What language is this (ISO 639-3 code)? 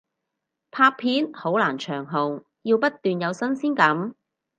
yue